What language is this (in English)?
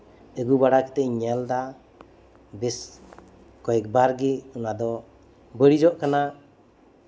Santali